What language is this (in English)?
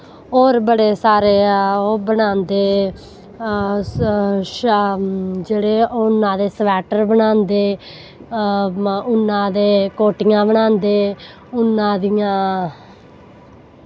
Dogri